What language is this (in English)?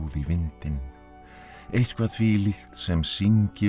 Icelandic